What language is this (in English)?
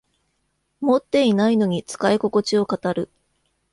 Japanese